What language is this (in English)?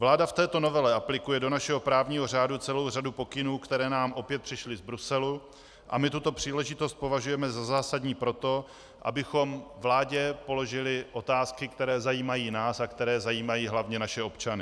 Czech